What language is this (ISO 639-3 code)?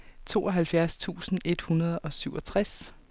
dan